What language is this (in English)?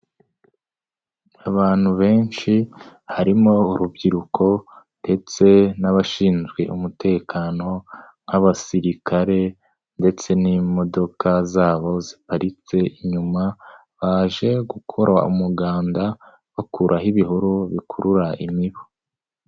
Kinyarwanda